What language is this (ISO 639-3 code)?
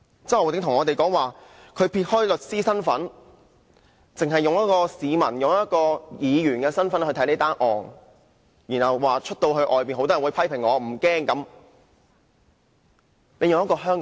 yue